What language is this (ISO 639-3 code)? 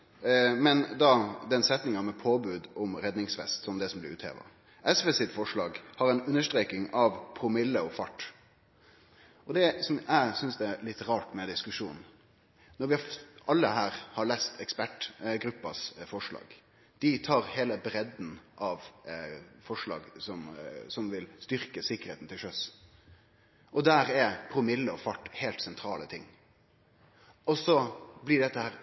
nno